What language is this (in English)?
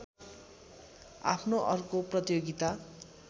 Nepali